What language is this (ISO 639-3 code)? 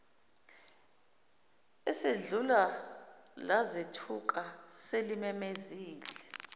zul